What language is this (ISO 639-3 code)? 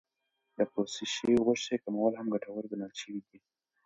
pus